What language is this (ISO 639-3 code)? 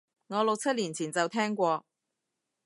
yue